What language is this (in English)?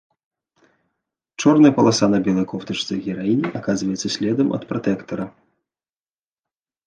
Belarusian